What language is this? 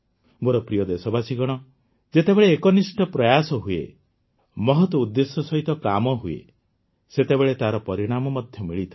Odia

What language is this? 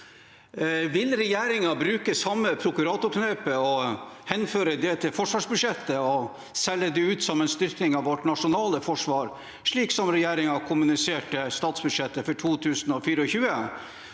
Norwegian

